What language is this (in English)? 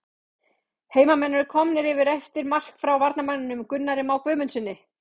Icelandic